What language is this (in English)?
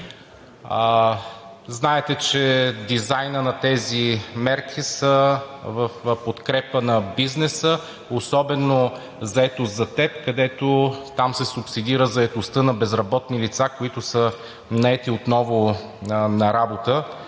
Bulgarian